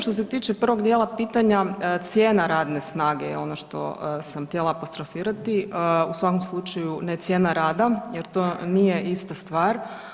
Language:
Croatian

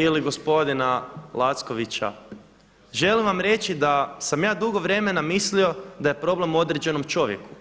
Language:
Croatian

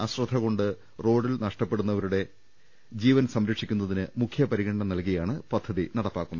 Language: Malayalam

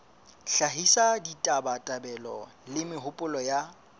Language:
Southern Sotho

